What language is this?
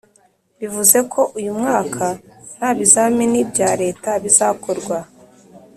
Kinyarwanda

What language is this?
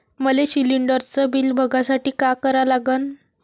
Marathi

